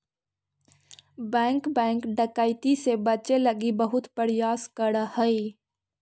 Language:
Magahi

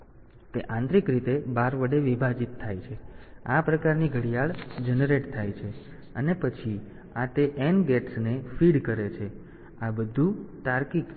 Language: Gujarati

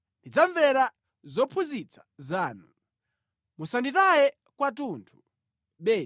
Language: Nyanja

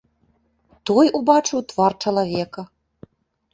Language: Belarusian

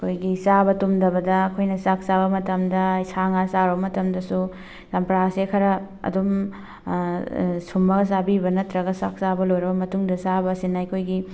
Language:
Manipuri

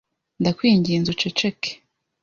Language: Kinyarwanda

